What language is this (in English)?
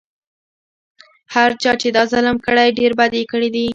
Pashto